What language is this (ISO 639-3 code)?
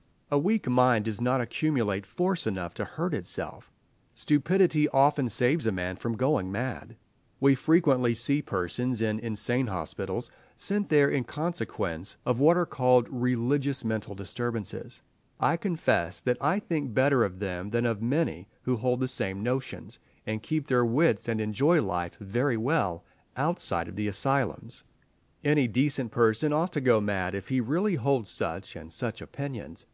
eng